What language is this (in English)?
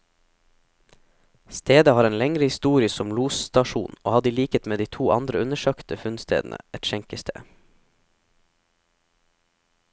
Norwegian